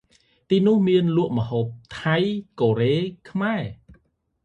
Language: Khmer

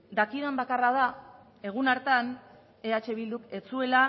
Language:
Basque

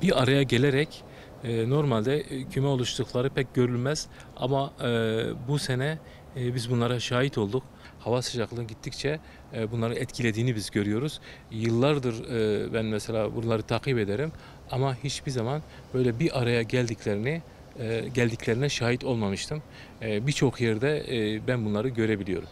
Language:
Turkish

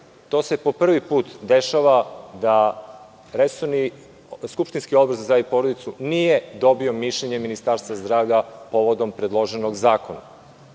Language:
Serbian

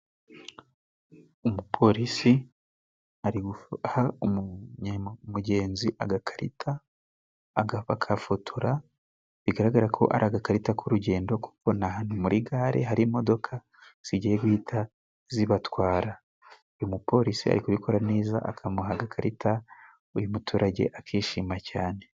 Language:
Kinyarwanda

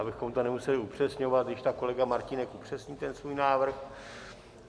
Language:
Czech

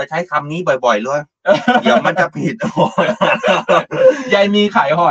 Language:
Thai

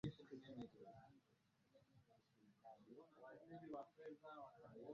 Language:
Swahili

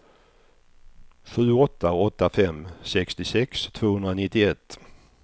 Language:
Swedish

